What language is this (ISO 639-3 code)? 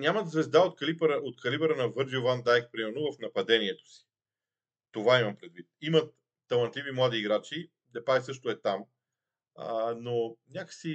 bul